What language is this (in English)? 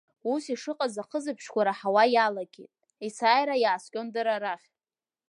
Abkhazian